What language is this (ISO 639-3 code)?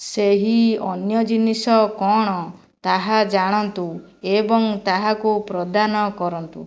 ori